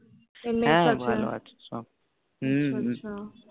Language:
Bangla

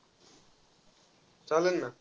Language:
Marathi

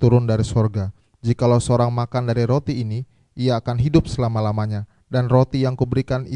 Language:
Indonesian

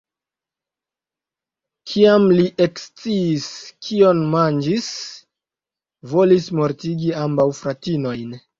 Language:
Esperanto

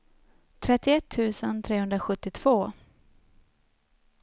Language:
Swedish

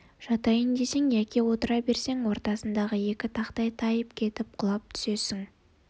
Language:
Kazakh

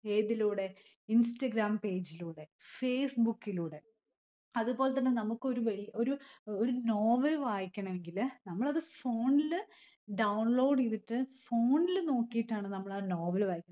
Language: Malayalam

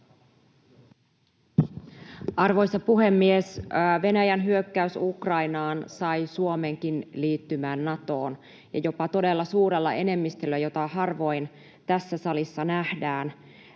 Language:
Finnish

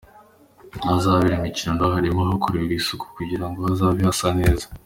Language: Kinyarwanda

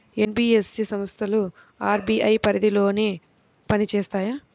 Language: Telugu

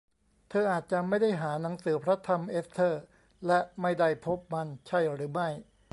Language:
Thai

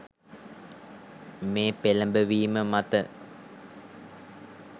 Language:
Sinhala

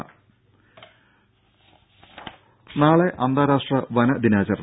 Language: Malayalam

